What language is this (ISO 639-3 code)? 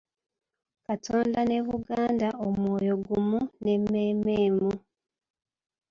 lug